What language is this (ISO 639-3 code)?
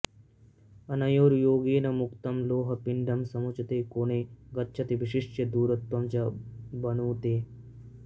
san